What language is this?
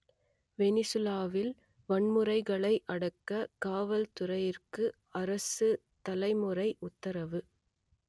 Tamil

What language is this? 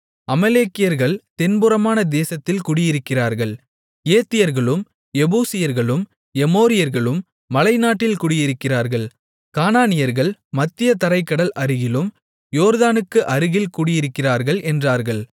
Tamil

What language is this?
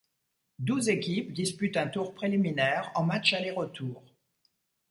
French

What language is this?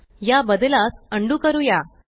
Marathi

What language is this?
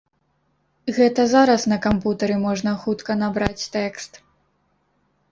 Belarusian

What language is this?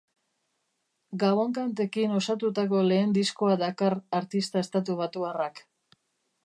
Basque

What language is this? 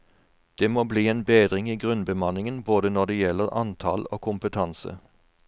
Norwegian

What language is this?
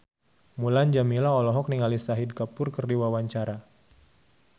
Sundanese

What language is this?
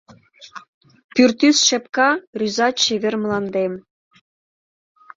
Mari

